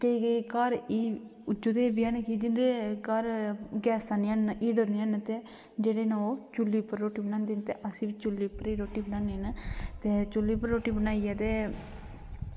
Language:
Dogri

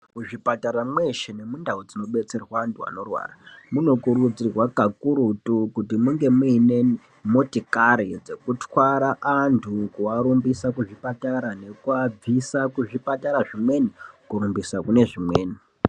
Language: Ndau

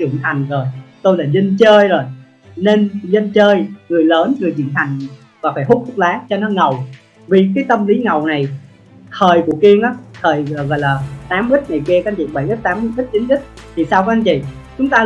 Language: Vietnamese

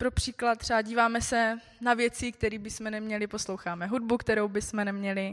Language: Czech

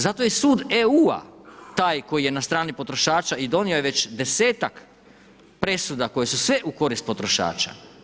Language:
Croatian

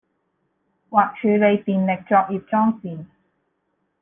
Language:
Cantonese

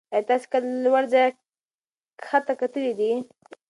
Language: Pashto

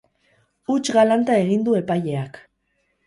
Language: Basque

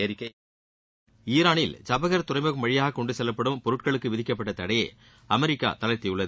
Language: Tamil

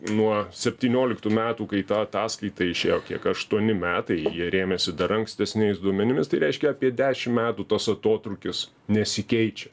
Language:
Lithuanian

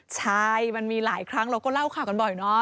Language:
Thai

